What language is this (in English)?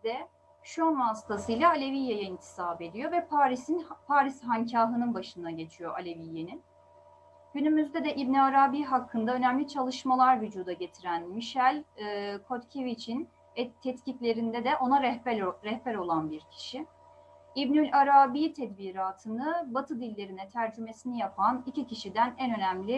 Turkish